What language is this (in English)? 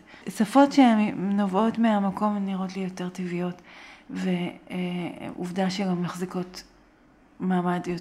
Hebrew